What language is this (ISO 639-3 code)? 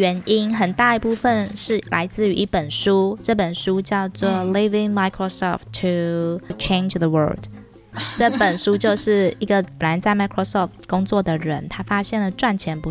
zho